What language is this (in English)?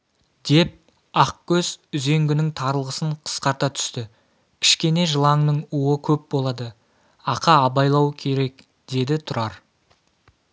Kazakh